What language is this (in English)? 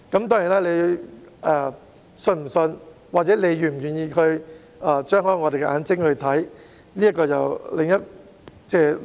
Cantonese